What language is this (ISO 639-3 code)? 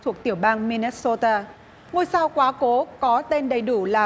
vie